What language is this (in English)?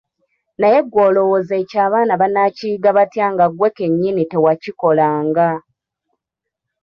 Ganda